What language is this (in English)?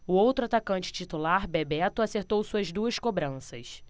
Portuguese